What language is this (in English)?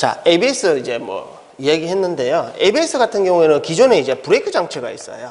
Korean